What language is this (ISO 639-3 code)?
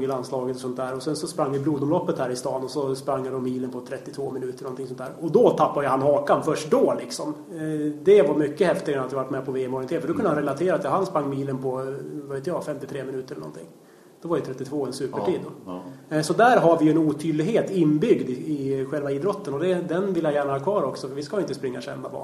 swe